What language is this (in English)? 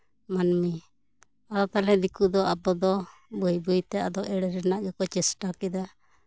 Santali